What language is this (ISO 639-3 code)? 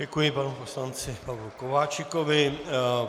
ces